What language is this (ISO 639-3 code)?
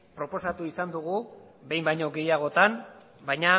eus